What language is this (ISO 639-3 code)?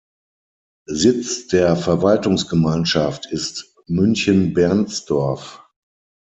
deu